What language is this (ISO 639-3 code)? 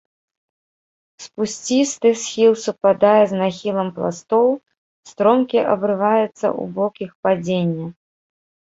bel